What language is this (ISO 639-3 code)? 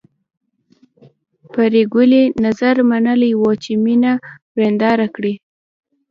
pus